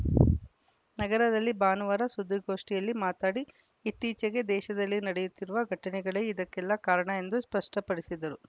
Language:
Kannada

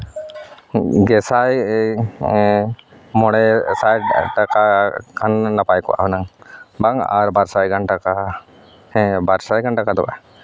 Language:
Santali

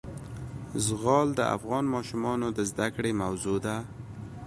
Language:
Pashto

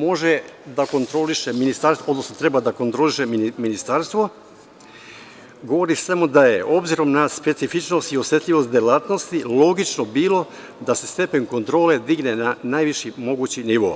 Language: Serbian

